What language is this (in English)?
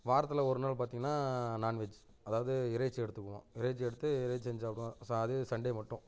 Tamil